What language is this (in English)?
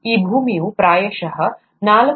Kannada